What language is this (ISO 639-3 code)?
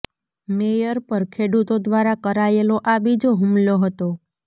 guj